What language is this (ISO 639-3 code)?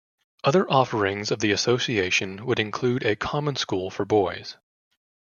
eng